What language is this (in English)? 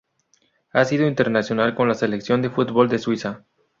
Spanish